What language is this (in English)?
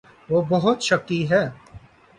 Urdu